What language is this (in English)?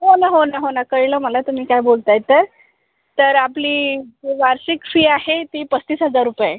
Marathi